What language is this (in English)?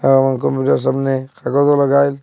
Bangla